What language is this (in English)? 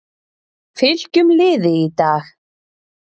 Icelandic